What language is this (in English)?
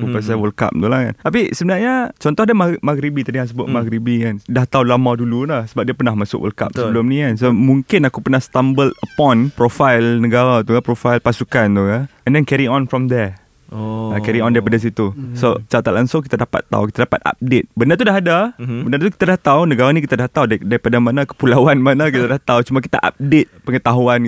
Malay